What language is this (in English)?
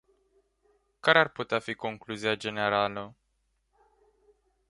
Romanian